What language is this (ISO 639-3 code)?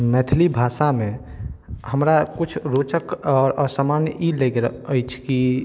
mai